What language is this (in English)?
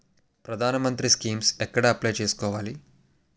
Telugu